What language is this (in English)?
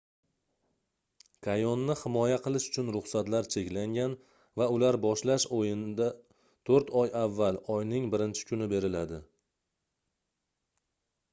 Uzbek